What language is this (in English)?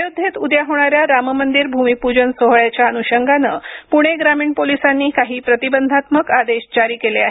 Marathi